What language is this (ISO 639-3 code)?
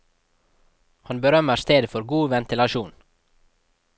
nor